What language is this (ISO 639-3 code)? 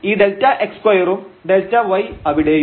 mal